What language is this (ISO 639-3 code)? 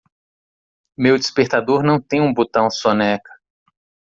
por